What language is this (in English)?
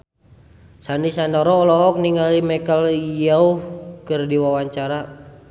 Sundanese